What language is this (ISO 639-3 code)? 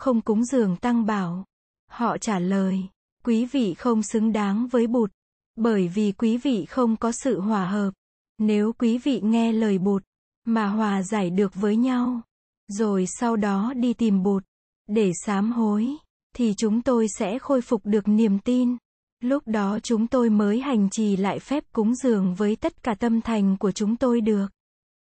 vie